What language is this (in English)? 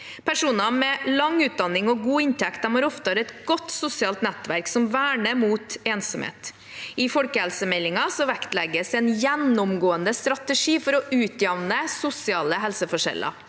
Norwegian